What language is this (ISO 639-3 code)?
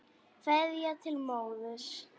isl